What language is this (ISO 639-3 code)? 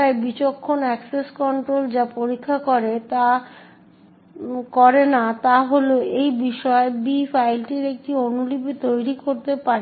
ben